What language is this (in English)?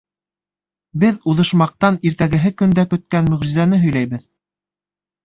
Bashkir